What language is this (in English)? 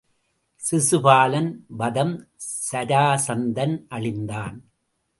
Tamil